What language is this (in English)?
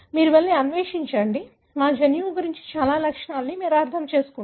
Telugu